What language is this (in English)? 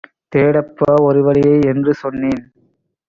Tamil